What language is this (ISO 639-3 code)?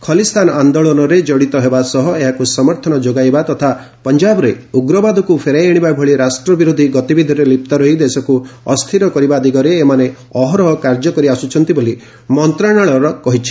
ori